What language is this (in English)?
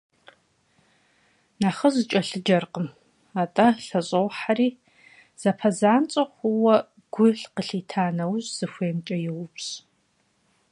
Kabardian